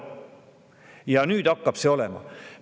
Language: Estonian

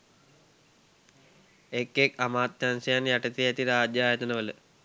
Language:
Sinhala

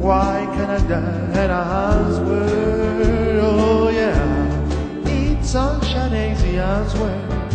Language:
English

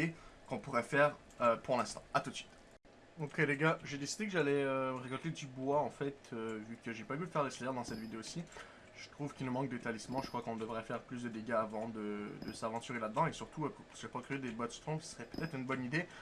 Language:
French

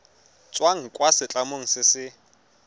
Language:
Tswana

